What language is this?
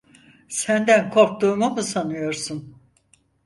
Turkish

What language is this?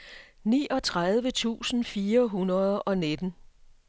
Danish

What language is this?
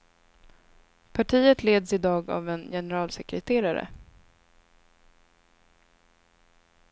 Swedish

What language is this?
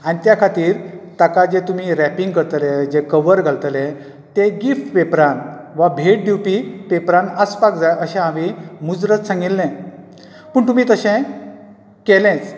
Konkani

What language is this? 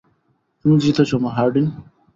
Bangla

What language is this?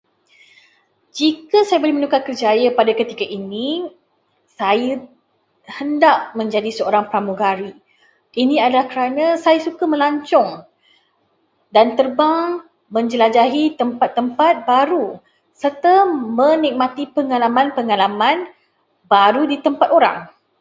Malay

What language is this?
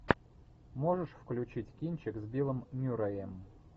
Russian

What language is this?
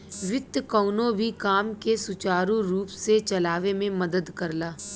Bhojpuri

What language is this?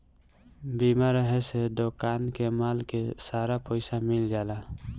Bhojpuri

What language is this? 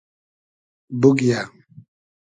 Hazaragi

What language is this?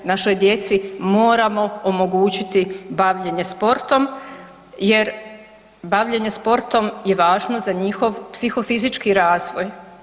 Croatian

